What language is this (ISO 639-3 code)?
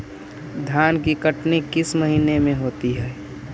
mag